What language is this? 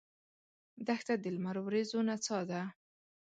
Pashto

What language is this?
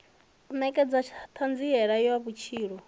Venda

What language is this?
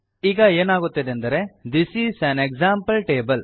Kannada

